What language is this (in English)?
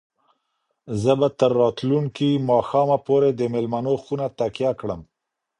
Pashto